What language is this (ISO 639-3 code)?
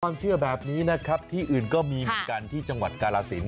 tha